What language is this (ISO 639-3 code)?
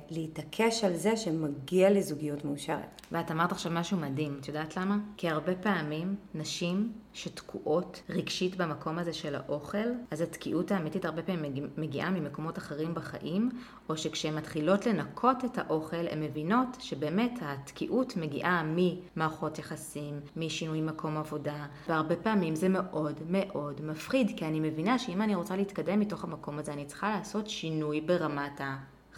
heb